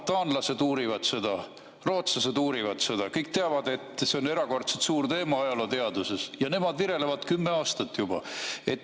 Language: Estonian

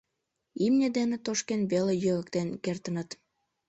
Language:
Mari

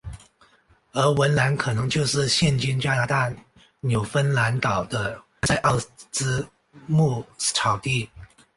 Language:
Chinese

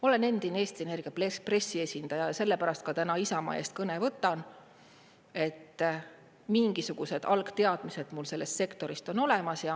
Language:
Estonian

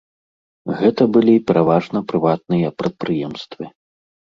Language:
Belarusian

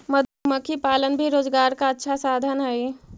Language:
Magahi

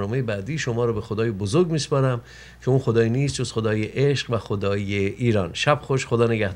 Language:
Persian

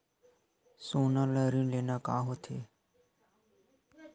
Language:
Chhattisgarhi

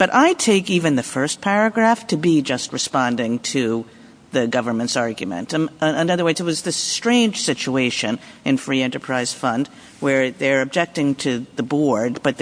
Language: English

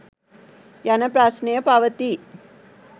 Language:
Sinhala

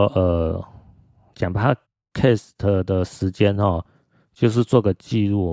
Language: Chinese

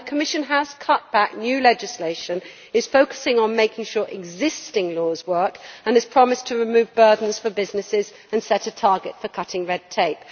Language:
English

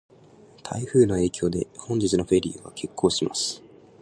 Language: Japanese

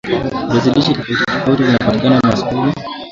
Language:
Swahili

